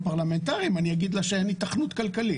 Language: Hebrew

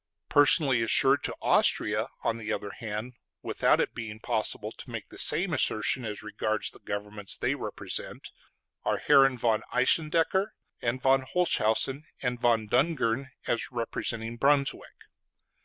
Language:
English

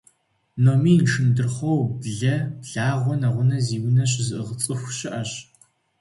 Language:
Kabardian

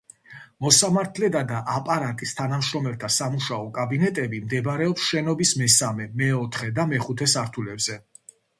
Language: Georgian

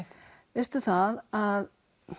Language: Icelandic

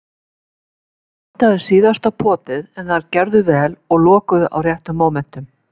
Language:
Icelandic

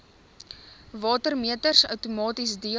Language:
Afrikaans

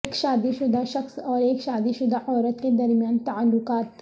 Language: Urdu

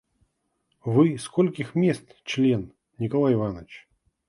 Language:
Russian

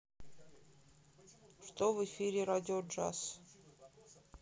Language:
Russian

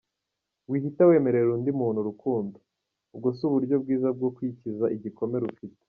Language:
Kinyarwanda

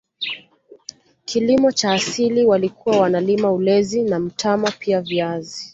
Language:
Swahili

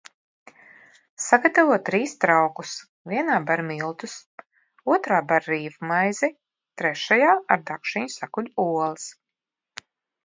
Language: Latvian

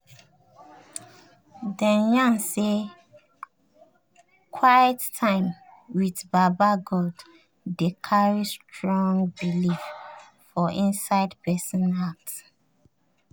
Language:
Nigerian Pidgin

